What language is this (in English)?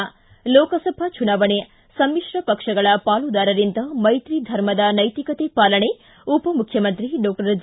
Kannada